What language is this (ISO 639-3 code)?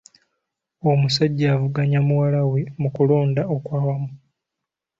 lug